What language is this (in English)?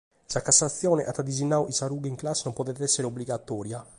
Sardinian